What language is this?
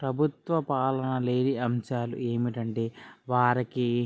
Telugu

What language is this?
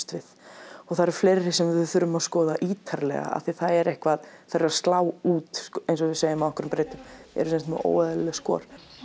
Icelandic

